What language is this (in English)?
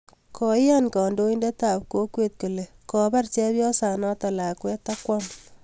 Kalenjin